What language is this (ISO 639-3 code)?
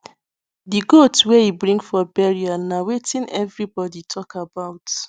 pcm